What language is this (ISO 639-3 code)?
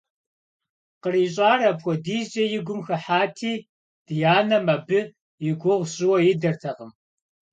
kbd